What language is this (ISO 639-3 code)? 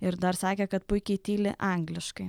lit